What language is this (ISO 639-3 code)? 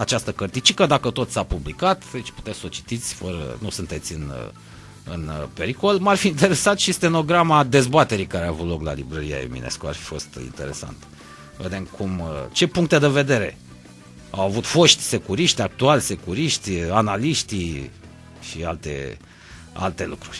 ron